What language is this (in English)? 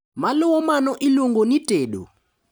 Luo (Kenya and Tanzania)